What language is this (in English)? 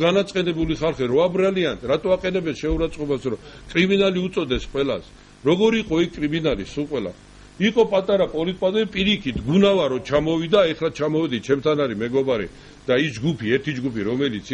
Hebrew